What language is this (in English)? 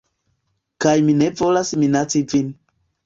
Esperanto